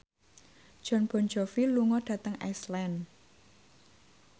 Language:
Javanese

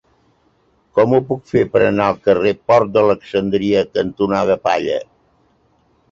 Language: Catalan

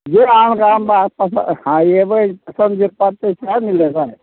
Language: Maithili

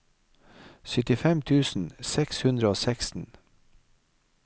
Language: Norwegian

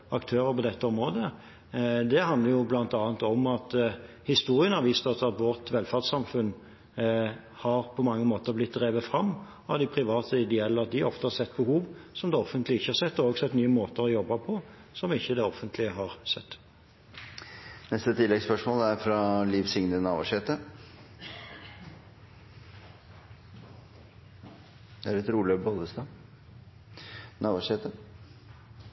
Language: Norwegian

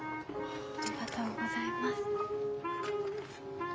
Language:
Japanese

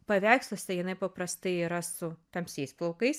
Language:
Lithuanian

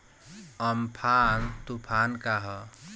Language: Bhojpuri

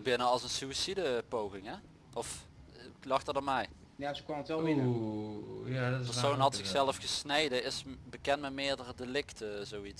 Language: Dutch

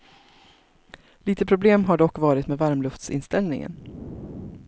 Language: Swedish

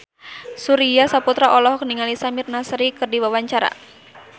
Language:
Sundanese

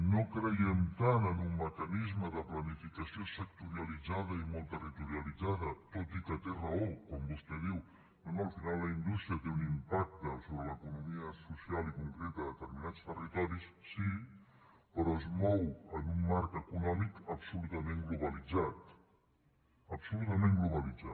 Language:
Catalan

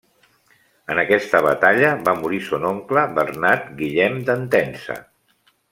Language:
Catalan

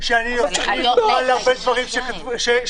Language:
Hebrew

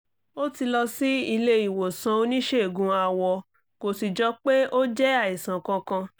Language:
Yoruba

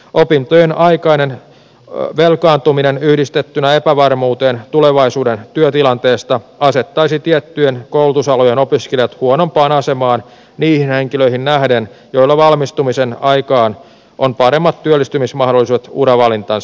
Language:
Finnish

